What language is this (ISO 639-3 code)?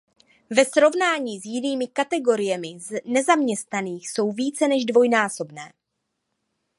ces